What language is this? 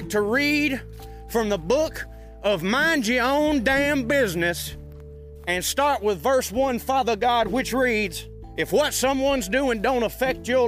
English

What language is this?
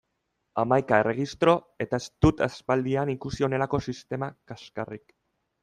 Basque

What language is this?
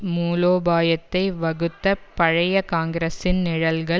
Tamil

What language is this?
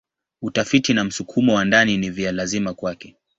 Swahili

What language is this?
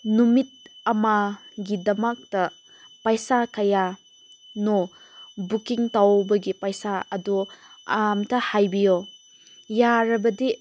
Manipuri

